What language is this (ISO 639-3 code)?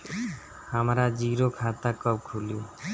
bho